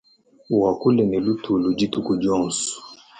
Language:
Luba-Lulua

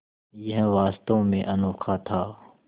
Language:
Hindi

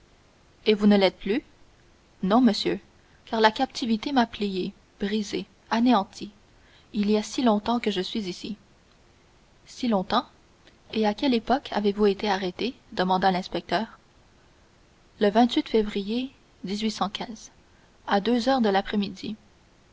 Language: French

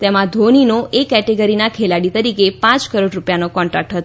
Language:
Gujarati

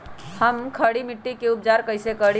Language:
Magahi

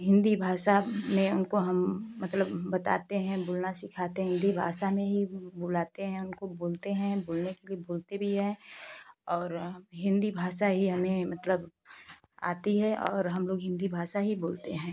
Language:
Hindi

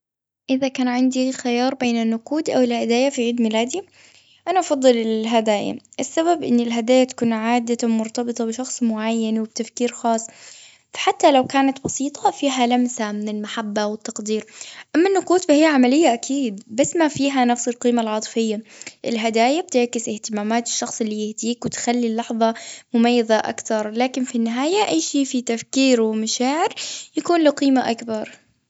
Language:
Gulf Arabic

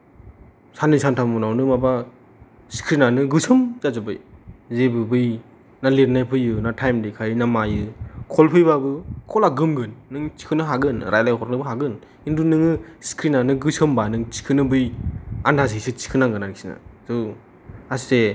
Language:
Bodo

